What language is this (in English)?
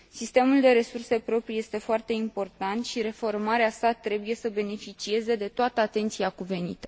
Romanian